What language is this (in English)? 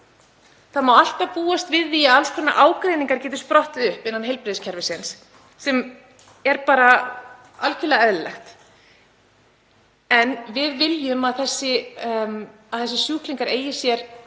Icelandic